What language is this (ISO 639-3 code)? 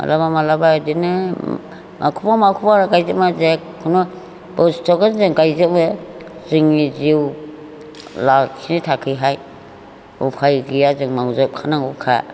brx